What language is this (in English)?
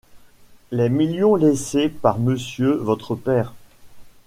French